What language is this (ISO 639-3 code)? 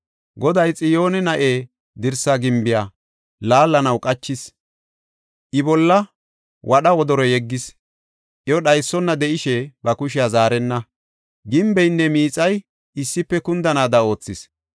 gof